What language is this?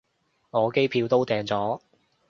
Cantonese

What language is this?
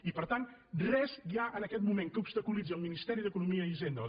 Catalan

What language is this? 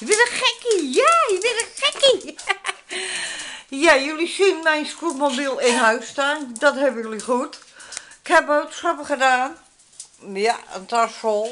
Dutch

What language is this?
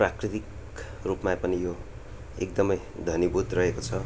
Nepali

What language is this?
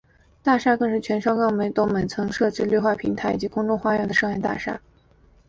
Chinese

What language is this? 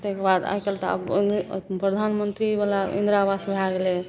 Maithili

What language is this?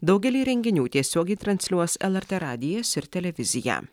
Lithuanian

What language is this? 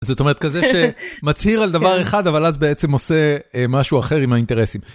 Hebrew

